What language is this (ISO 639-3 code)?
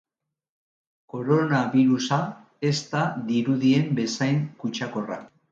eus